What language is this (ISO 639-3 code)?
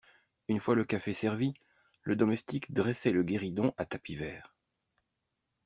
fra